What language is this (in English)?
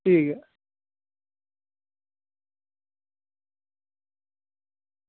Dogri